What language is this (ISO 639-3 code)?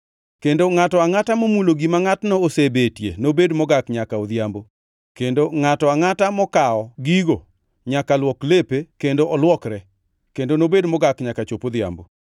luo